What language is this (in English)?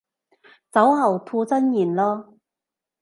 Cantonese